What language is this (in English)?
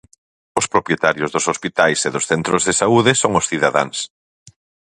Galician